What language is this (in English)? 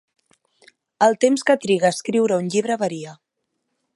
Catalan